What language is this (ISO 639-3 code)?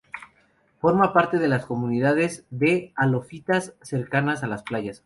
spa